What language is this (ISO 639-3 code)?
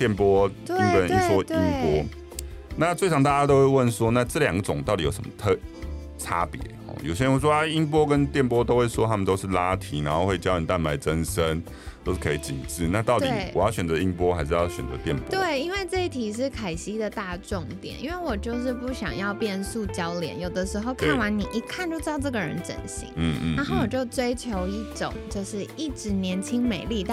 zho